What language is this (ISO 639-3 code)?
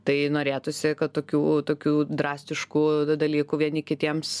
lit